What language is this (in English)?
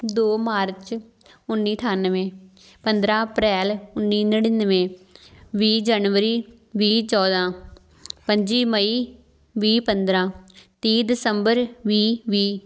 Punjabi